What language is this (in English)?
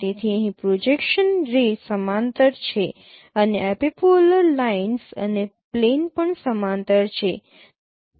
Gujarati